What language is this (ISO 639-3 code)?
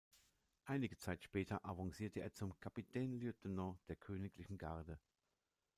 deu